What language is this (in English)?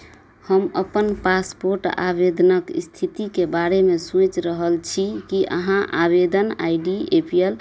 Maithili